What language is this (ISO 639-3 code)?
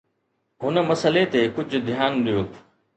snd